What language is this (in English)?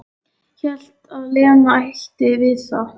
Icelandic